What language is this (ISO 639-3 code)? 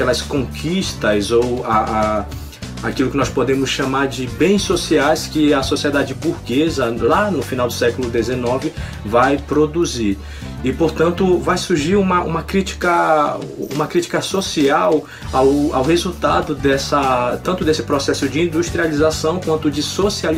por